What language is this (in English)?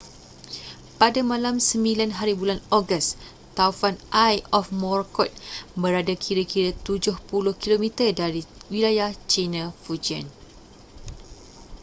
Malay